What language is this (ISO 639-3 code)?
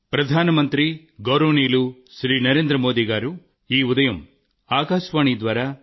tel